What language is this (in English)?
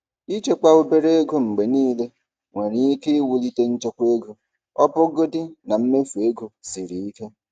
Igbo